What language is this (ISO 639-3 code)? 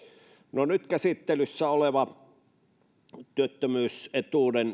fin